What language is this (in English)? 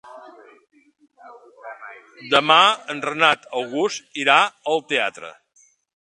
Catalan